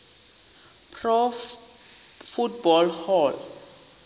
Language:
Xhosa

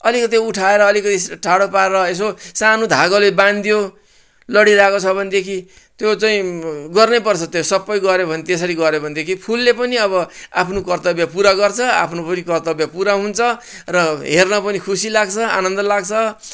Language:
Nepali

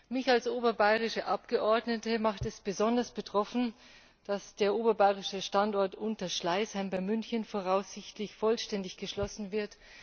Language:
German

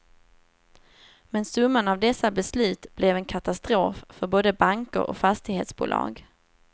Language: Swedish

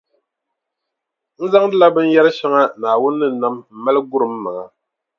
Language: Dagbani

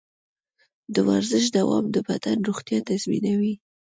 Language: Pashto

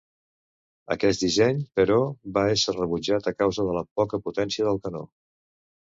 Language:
Catalan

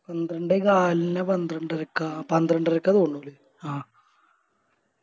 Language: Malayalam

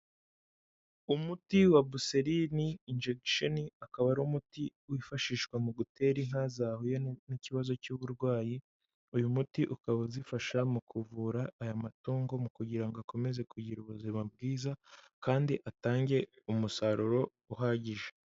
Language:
Kinyarwanda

